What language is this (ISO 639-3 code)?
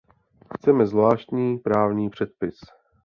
ces